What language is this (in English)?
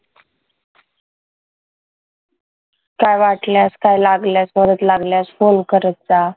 Marathi